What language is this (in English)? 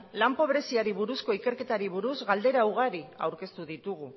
Basque